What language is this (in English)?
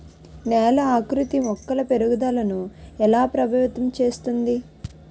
Telugu